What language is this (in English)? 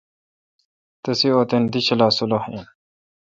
Kalkoti